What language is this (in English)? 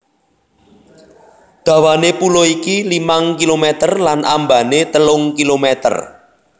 Javanese